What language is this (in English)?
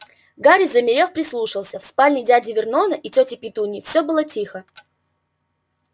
Russian